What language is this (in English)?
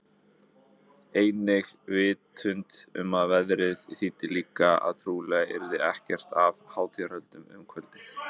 Icelandic